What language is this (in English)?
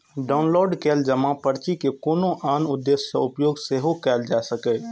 Maithili